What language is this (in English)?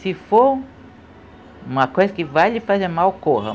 Portuguese